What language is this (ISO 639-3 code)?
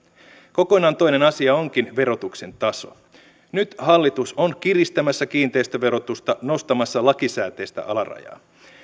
fin